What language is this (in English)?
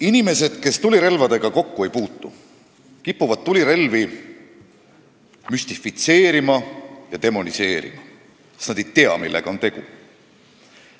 Estonian